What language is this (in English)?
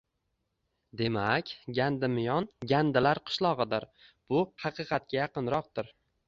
Uzbek